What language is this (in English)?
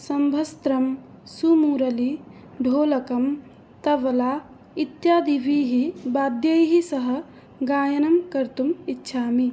Sanskrit